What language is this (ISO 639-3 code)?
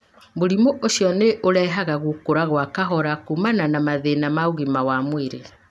kik